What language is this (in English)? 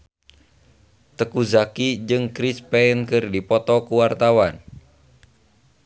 Sundanese